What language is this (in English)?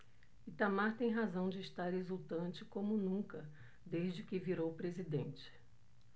Portuguese